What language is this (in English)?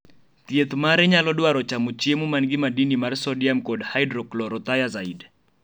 Luo (Kenya and Tanzania)